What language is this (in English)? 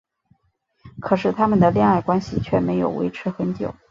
Chinese